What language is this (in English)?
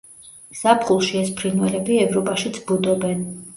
Georgian